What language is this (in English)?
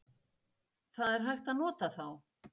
Icelandic